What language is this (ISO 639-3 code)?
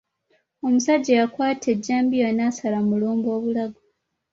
lug